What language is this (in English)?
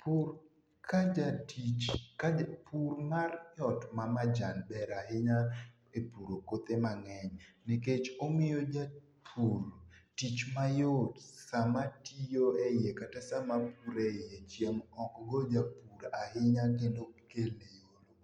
Luo (Kenya and Tanzania)